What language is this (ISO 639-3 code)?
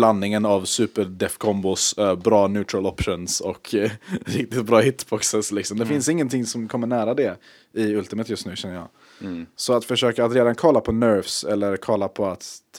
swe